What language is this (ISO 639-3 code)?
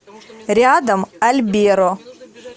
rus